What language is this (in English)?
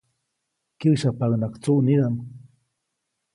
Copainalá Zoque